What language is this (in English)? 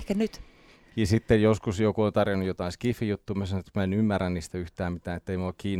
Finnish